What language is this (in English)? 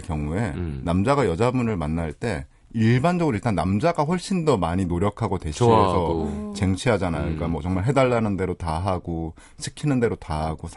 Korean